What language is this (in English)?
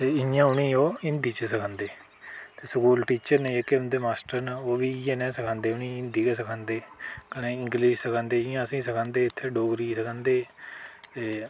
Dogri